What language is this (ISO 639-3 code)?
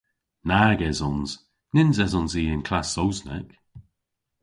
cor